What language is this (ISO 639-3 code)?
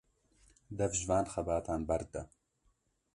kur